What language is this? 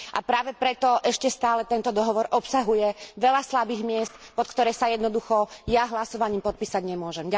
Slovak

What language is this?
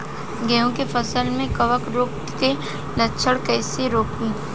Bhojpuri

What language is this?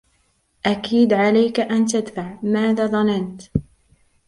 Arabic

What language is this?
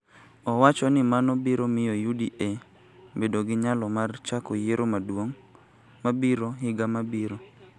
Luo (Kenya and Tanzania)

